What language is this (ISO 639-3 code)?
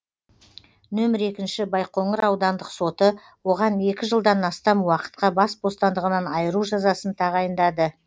kaz